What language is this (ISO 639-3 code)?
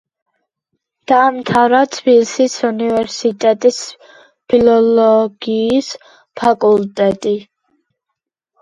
kat